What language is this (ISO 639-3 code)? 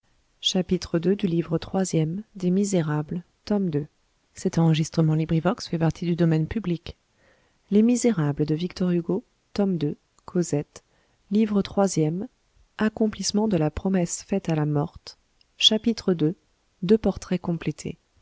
fra